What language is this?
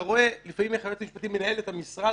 Hebrew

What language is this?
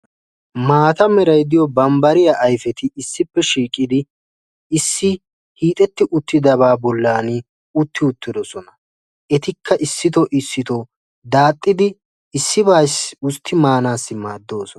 Wolaytta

